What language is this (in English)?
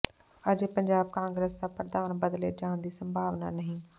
Punjabi